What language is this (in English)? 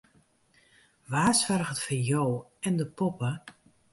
Western Frisian